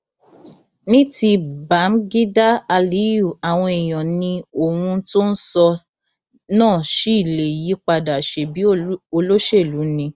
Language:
Yoruba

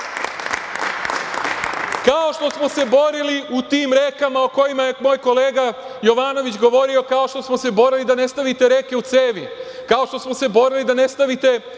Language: Serbian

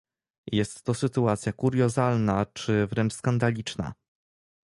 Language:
Polish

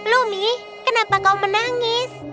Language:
Indonesian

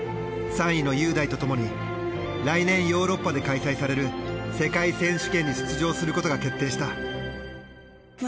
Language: Japanese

